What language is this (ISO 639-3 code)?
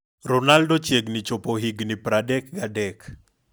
luo